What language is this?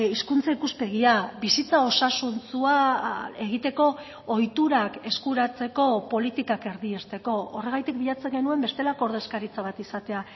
Basque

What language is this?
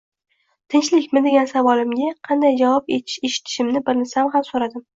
Uzbek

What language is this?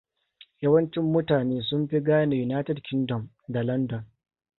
Hausa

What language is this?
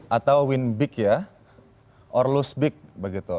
Indonesian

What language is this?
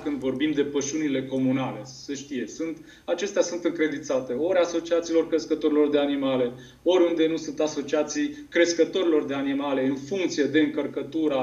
Romanian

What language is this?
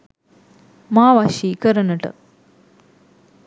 Sinhala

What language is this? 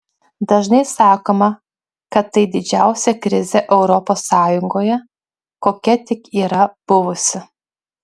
Lithuanian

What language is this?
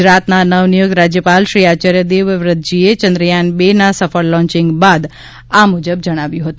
Gujarati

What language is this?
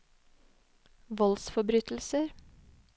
Norwegian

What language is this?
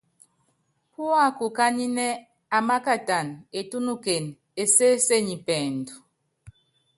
Yangben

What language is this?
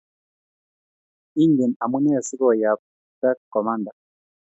Kalenjin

